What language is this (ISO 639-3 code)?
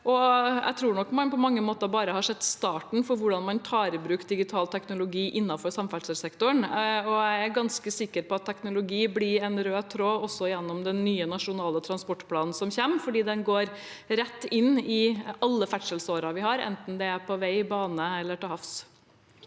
nor